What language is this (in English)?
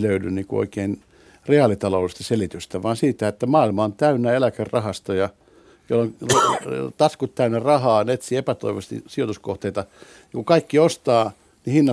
Finnish